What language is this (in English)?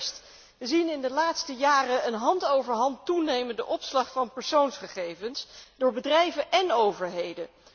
Dutch